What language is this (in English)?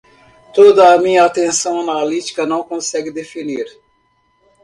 Portuguese